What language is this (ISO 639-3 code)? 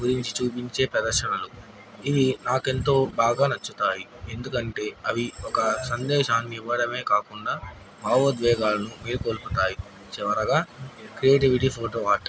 tel